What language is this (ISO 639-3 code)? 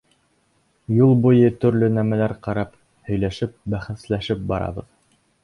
bak